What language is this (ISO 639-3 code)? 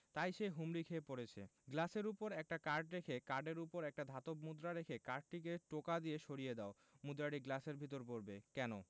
ben